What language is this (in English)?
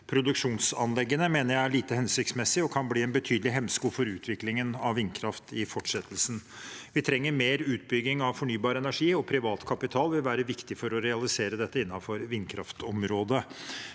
Norwegian